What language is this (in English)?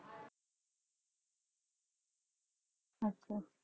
Punjabi